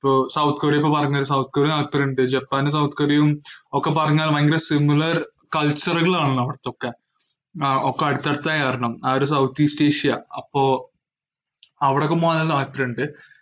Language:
Malayalam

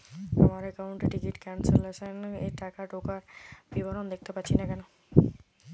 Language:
Bangla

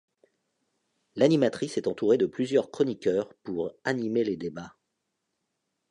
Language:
French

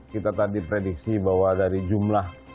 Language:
Indonesian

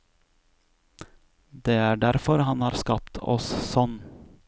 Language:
Norwegian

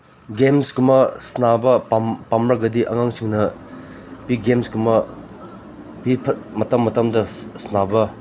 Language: Manipuri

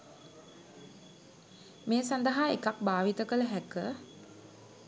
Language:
Sinhala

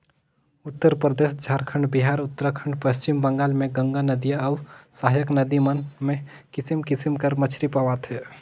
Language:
Chhattisgarhi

